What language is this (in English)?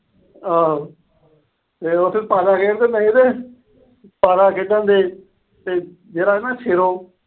Punjabi